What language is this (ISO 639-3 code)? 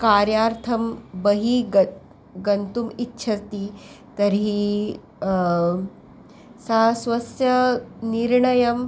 san